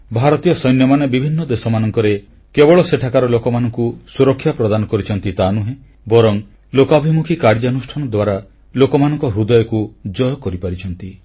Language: Odia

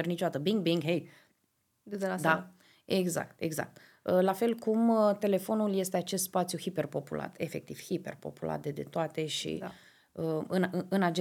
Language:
Romanian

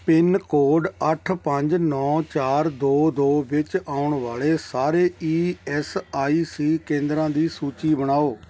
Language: Punjabi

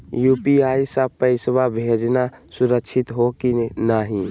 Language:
Magahi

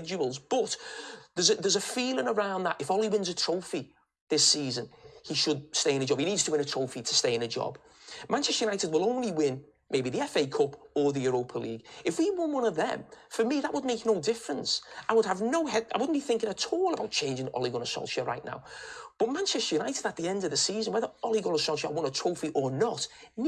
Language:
English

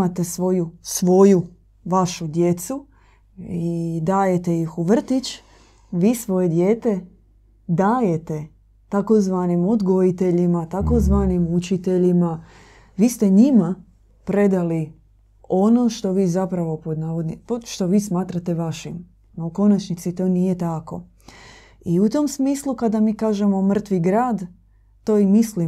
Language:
Croatian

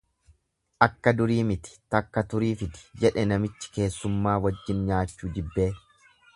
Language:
Oromo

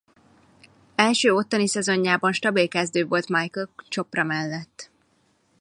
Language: Hungarian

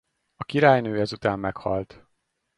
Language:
Hungarian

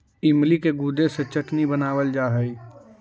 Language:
Magahi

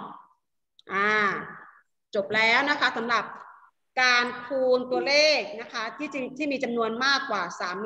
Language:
Thai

